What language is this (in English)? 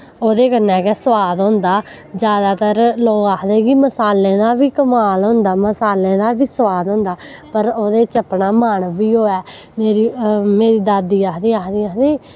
Dogri